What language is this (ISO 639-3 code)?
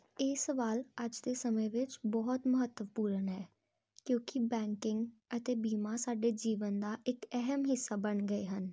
pan